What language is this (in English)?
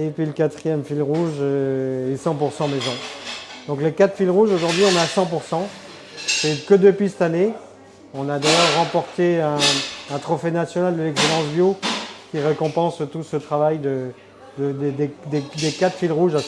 French